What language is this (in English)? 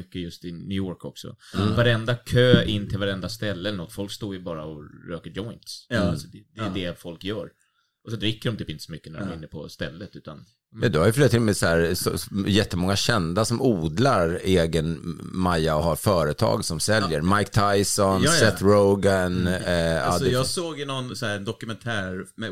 Swedish